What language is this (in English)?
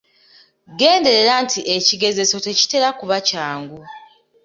Ganda